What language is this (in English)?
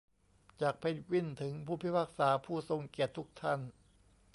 Thai